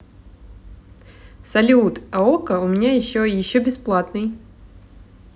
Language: Russian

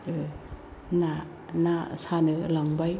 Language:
Bodo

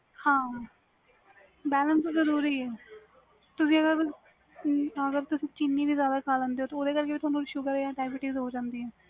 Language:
Punjabi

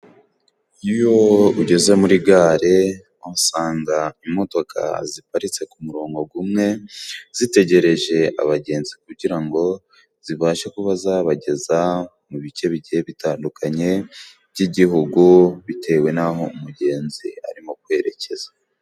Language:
Kinyarwanda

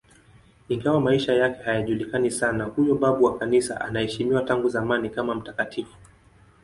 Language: Swahili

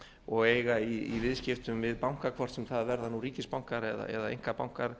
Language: Icelandic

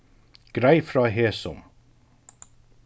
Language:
Faroese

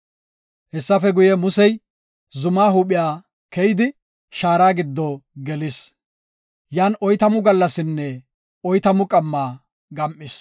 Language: Gofa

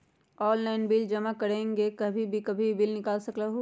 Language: Magahi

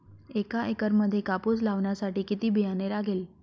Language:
Marathi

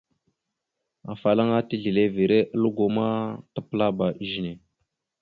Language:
Mada (Cameroon)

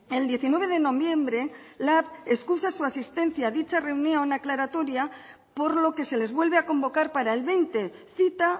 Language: Spanish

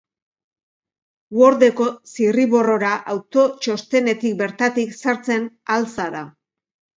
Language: Basque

